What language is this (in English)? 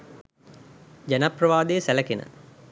Sinhala